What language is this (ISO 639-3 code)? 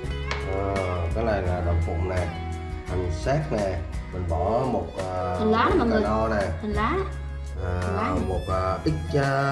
vie